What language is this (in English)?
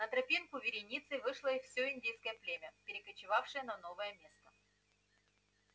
Russian